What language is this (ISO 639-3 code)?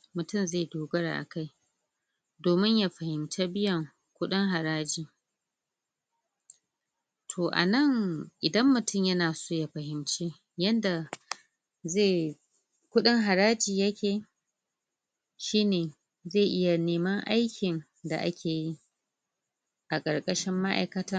hau